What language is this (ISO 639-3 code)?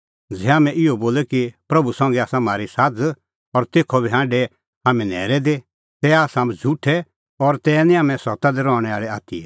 kfx